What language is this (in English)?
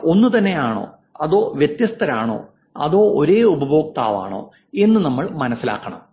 Malayalam